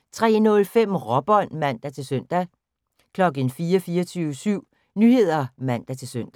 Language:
Danish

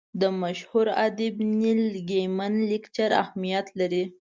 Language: Pashto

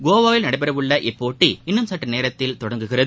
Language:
Tamil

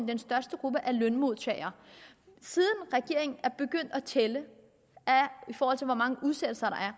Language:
Danish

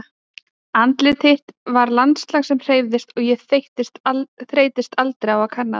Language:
Icelandic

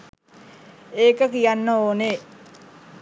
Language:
Sinhala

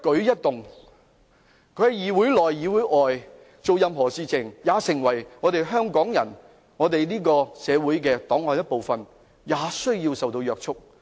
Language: Cantonese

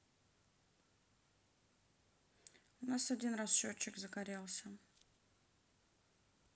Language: Russian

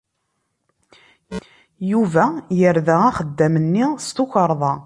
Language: Kabyle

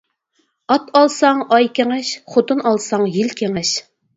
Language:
Uyghur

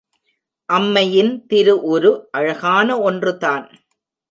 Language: Tamil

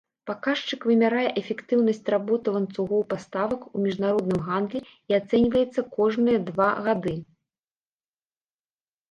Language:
Belarusian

